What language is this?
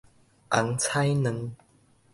Min Nan Chinese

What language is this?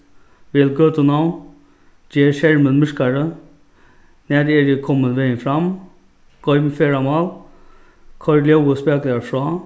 Faroese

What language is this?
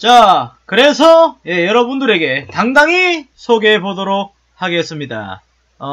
Korean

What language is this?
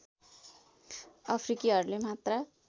Nepali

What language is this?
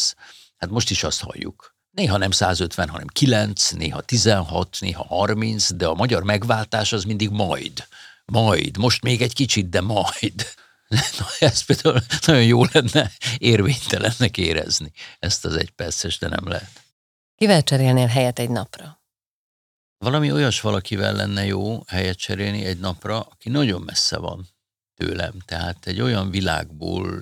Hungarian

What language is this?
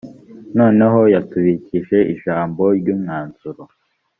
Kinyarwanda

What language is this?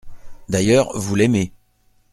French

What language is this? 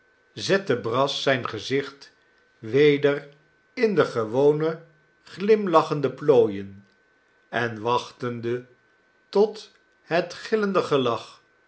Dutch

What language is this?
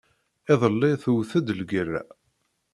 Kabyle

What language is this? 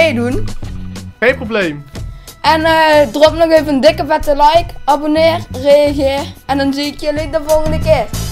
Dutch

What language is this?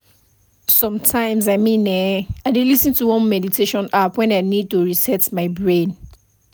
Nigerian Pidgin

